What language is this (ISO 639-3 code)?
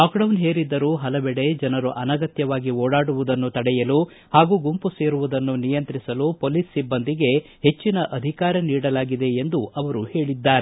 kan